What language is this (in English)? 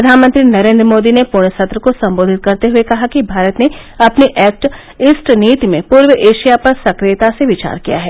Hindi